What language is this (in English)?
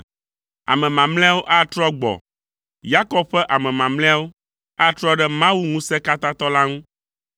Ewe